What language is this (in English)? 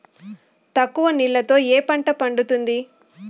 Telugu